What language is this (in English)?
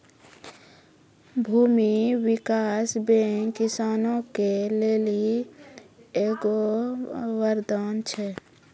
Maithili